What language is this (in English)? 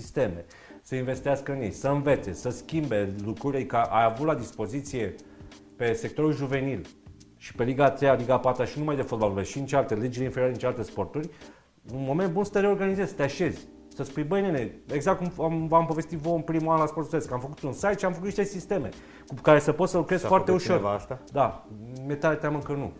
Romanian